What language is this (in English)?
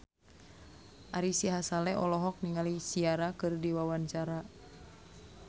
Sundanese